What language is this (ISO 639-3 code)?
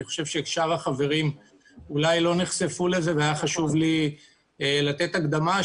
heb